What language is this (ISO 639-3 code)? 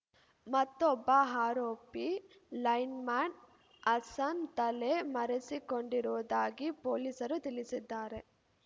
kan